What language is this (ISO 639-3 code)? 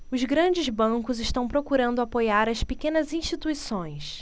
por